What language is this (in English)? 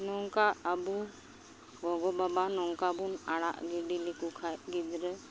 Santali